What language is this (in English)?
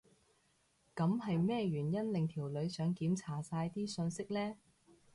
Cantonese